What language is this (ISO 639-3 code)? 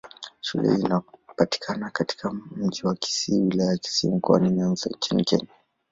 swa